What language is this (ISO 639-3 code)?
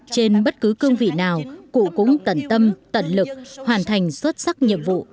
vie